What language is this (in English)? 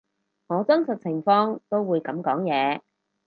Cantonese